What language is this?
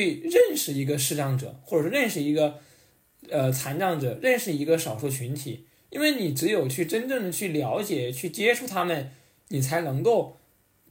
Chinese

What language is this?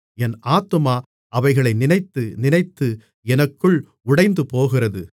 Tamil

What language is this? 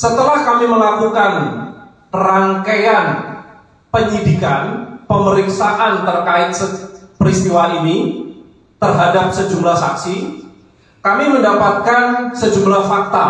Indonesian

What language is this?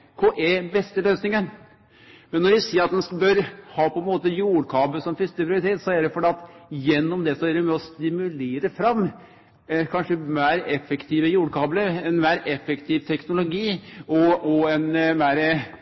Norwegian Nynorsk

